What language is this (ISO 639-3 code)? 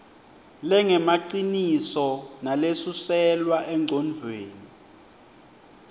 ssw